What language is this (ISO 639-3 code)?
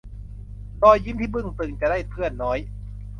tha